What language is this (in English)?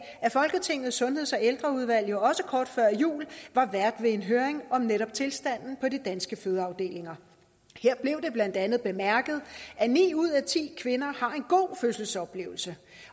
Danish